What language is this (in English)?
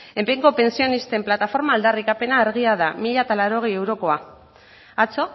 Basque